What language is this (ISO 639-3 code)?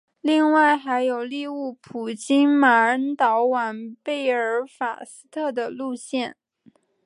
zho